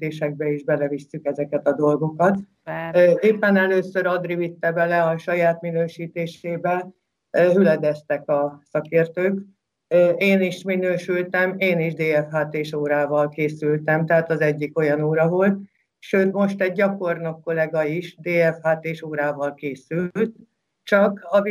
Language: Hungarian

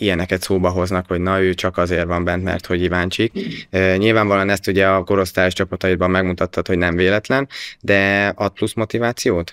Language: Hungarian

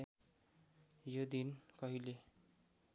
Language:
Nepali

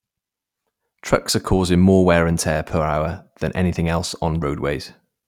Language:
English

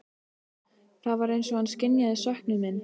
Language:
Icelandic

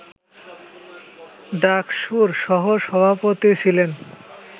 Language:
Bangla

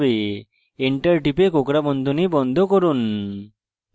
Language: Bangla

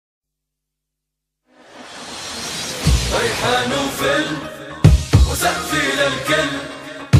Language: Arabic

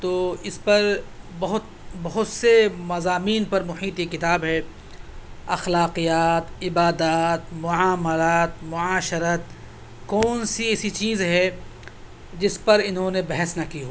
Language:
Urdu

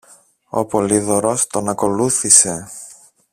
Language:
Greek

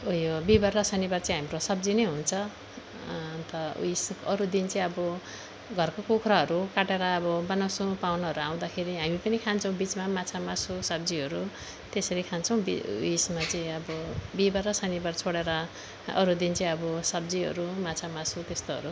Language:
Nepali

